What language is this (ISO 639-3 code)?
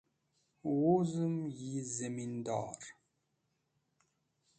wbl